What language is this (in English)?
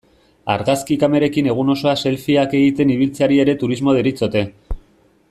Basque